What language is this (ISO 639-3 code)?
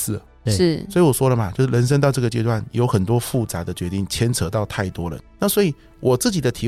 zho